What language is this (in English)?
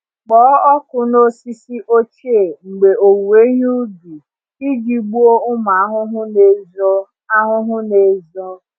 Igbo